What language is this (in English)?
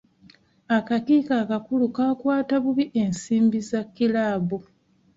Ganda